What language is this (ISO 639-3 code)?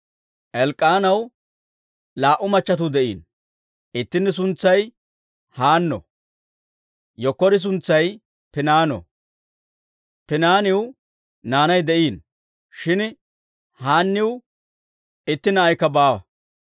dwr